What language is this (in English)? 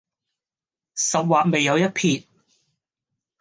Cantonese